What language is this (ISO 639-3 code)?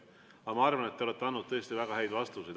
est